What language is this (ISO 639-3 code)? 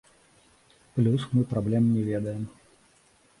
bel